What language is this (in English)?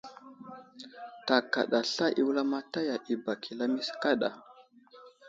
Wuzlam